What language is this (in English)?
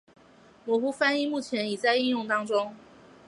Chinese